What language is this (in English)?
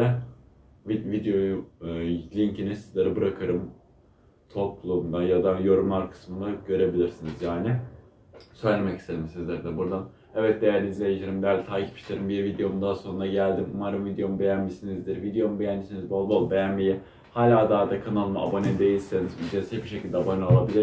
Turkish